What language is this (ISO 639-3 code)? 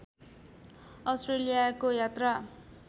nep